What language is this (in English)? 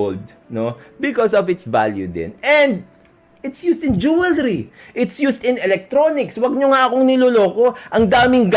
Filipino